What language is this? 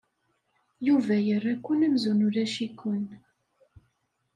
Kabyle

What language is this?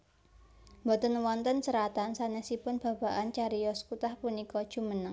Javanese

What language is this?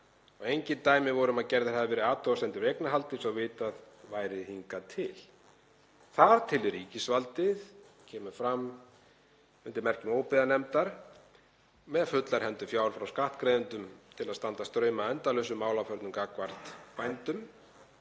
Icelandic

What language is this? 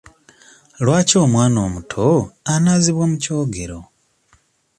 Ganda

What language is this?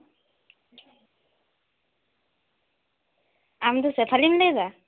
Santali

